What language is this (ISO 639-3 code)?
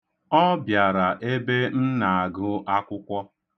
ibo